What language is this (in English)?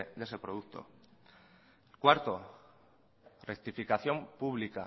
Spanish